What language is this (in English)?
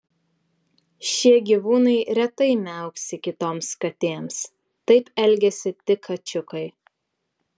Lithuanian